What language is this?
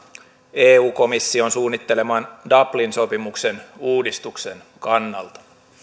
Finnish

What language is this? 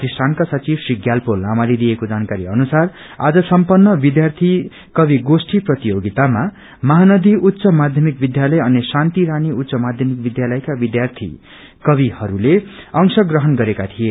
Nepali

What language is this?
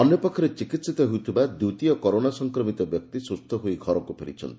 Odia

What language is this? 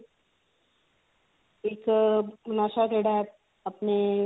Punjabi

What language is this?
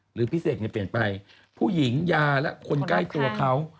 Thai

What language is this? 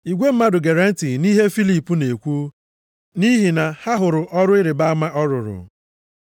Igbo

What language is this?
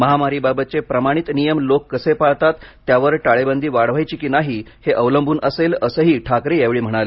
Marathi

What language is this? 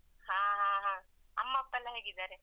Kannada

